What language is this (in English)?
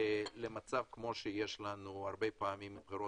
Hebrew